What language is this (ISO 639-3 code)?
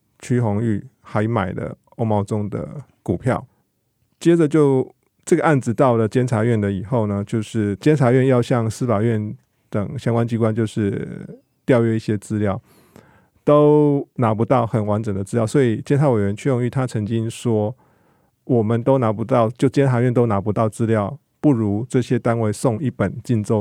zho